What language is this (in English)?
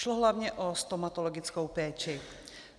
Czech